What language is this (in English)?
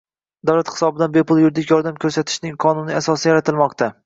Uzbek